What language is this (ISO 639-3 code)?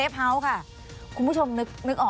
tha